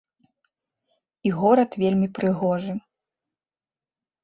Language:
Belarusian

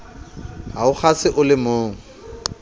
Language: Southern Sotho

